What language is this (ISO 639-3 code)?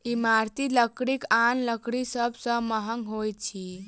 mai